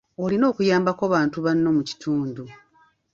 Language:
Ganda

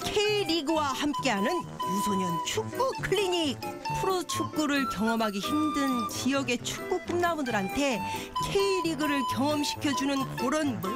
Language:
Korean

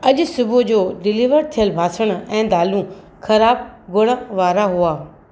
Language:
Sindhi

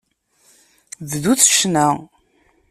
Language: Kabyle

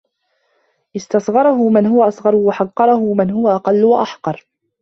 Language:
Arabic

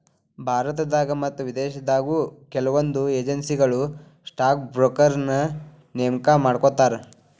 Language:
Kannada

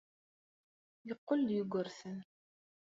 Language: Kabyle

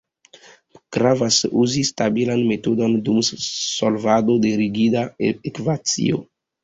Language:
Esperanto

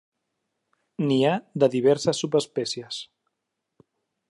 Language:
Catalan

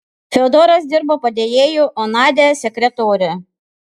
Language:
Lithuanian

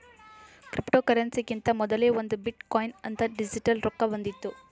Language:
Kannada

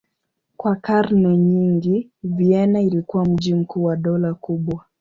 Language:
Swahili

